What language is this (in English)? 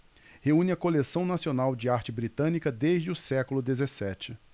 Portuguese